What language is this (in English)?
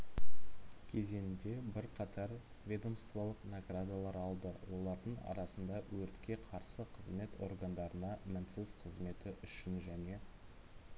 Kazakh